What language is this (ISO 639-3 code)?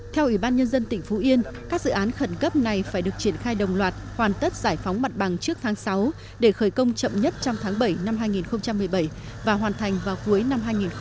vie